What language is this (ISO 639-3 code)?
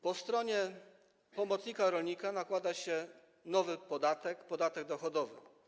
pol